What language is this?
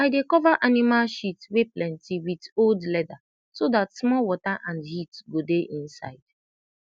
Nigerian Pidgin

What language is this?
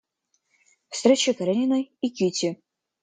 Russian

